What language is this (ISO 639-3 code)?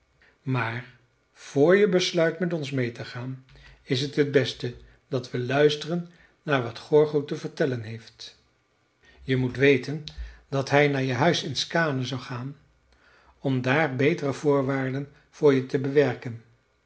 nld